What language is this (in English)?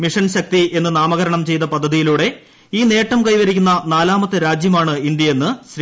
Malayalam